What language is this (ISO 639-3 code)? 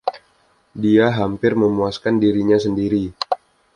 ind